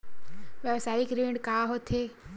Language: Chhattisgarhi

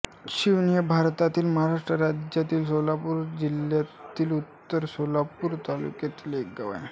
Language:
Marathi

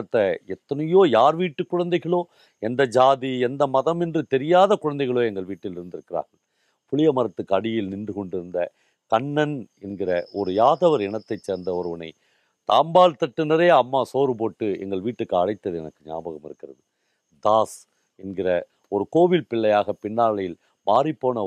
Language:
Tamil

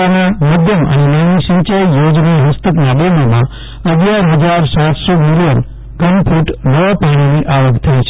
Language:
Gujarati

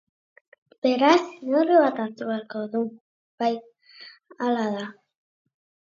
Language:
Basque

